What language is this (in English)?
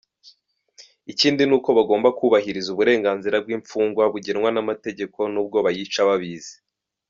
Kinyarwanda